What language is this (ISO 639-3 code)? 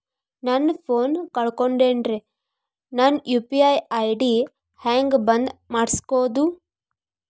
kan